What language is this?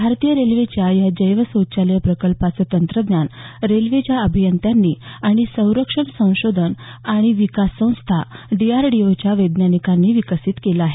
Marathi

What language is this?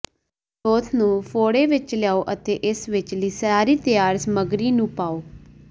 Punjabi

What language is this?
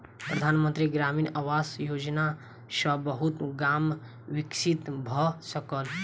Maithili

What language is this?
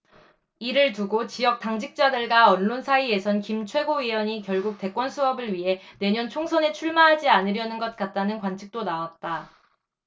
Korean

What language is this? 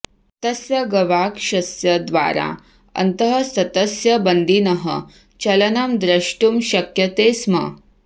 Sanskrit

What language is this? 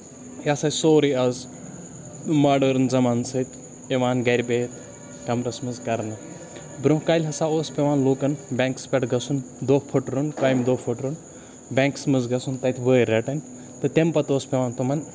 Kashmiri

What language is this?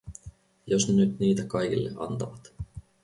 Finnish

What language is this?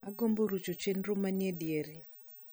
Luo (Kenya and Tanzania)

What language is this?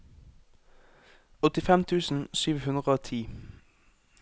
Norwegian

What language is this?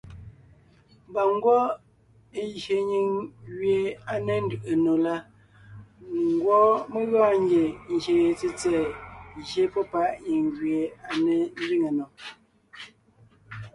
Ngiemboon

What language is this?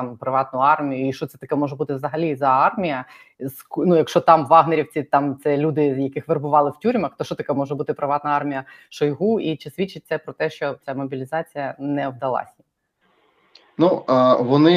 Ukrainian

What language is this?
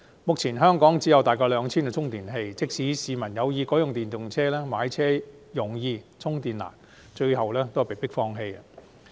Cantonese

